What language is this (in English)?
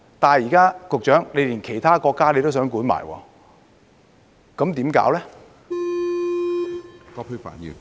Cantonese